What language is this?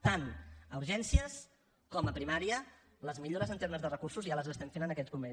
Catalan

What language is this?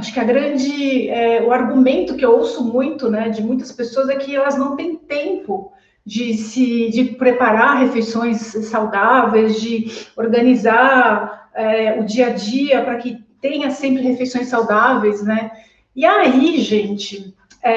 Portuguese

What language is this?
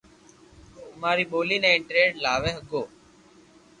Loarki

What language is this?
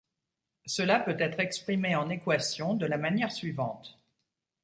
French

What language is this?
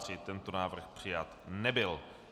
Czech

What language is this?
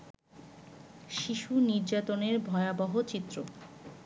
Bangla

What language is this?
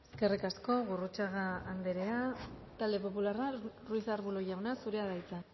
Basque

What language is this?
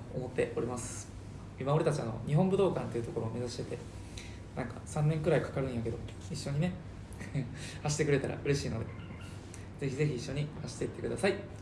Japanese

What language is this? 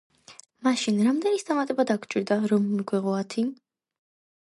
Georgian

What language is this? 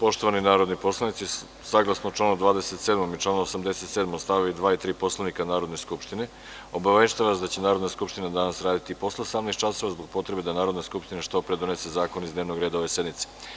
Serbian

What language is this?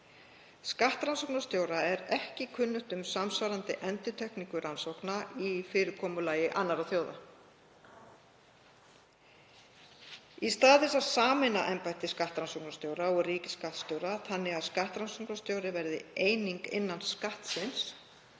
Icelandic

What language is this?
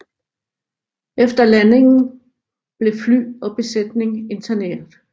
Danish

